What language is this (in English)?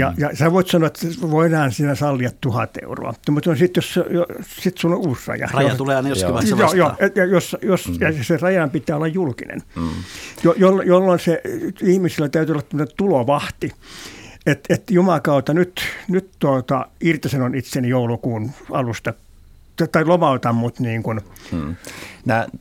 Finnish